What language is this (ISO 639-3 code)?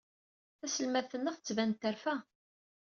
kab